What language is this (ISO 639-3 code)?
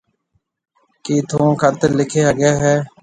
mve